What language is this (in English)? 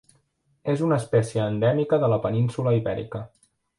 Catalan